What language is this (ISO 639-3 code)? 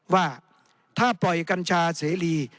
tha